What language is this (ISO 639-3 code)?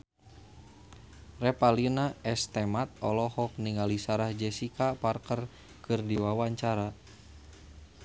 sun